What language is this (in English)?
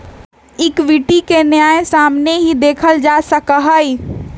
Magahi